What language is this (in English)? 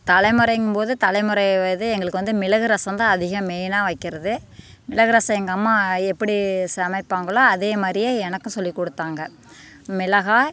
Tamil